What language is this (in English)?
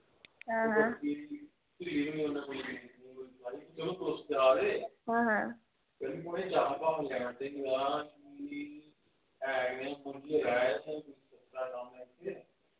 Dogri